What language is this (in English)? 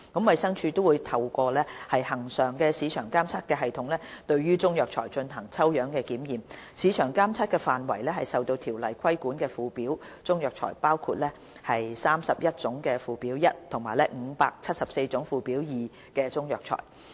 Cantonese